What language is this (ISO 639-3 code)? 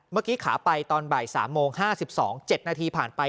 tha